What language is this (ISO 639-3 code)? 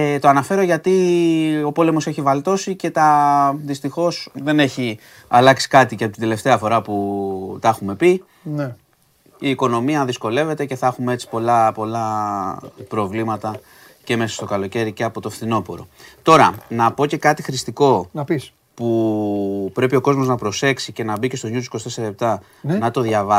ell